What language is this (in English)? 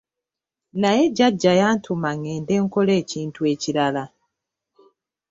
Ganda